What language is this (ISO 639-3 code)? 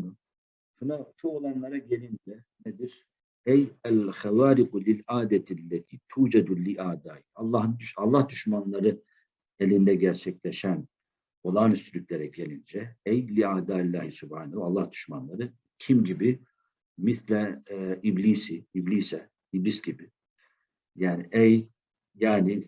tur